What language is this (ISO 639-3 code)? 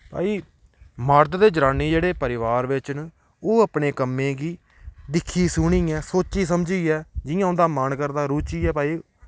doi